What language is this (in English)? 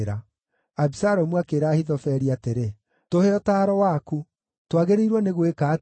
Kikuyu